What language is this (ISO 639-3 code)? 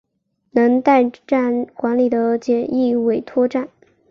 zho